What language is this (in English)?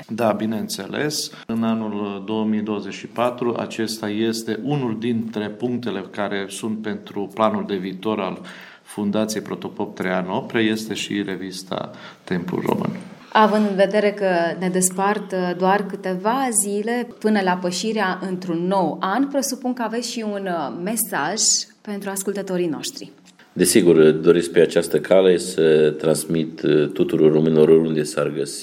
Romanian